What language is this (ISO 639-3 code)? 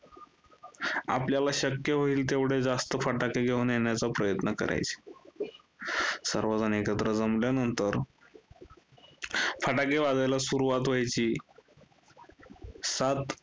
mar